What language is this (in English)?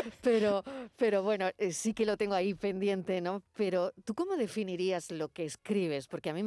Spanish